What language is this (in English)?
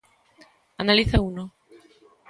Galician